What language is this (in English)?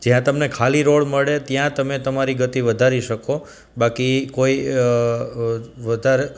Gujarati